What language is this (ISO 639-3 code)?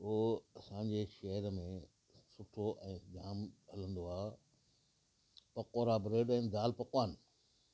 snd